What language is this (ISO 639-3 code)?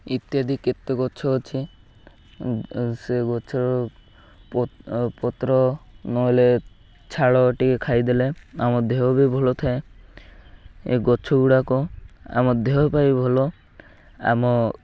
ori